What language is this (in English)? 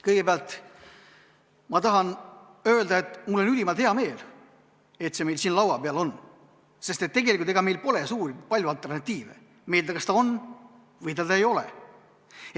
Estonian